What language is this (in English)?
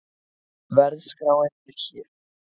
Icelandic